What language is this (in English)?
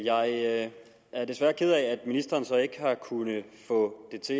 Danish